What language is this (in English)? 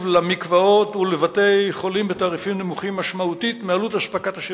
Hebrew